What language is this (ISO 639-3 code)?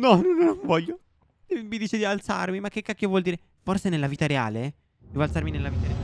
ita